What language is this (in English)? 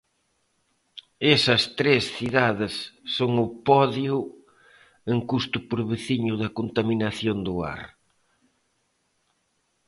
Galician